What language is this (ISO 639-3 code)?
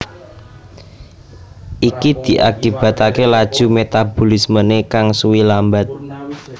jav